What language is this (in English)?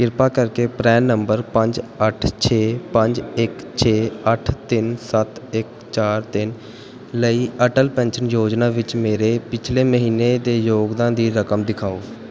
Punjabi